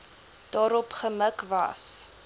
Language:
Afrikaans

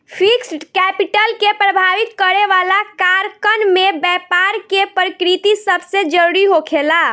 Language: Bhojpuri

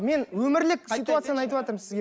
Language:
Kazakh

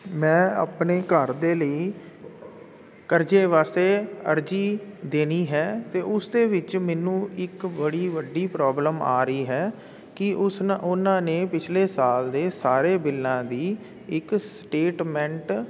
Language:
Punjabi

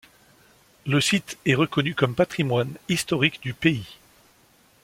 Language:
French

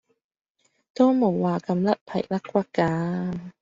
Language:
Cantonese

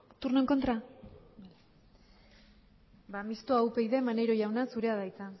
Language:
Basque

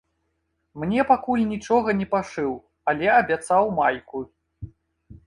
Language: Belarusian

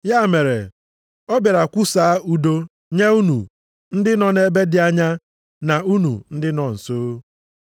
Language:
Igbo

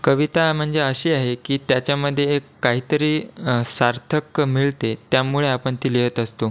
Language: Marathi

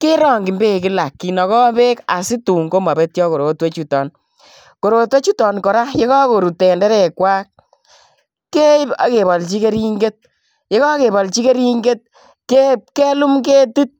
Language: Kalenjin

